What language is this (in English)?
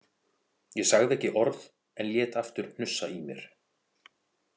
Icelandic